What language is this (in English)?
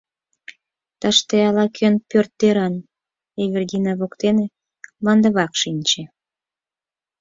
Mari